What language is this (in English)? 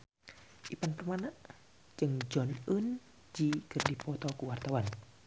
Sundanese